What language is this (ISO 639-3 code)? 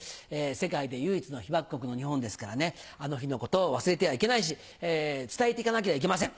jpn